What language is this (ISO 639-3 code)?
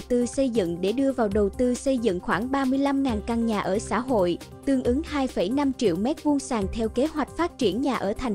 vie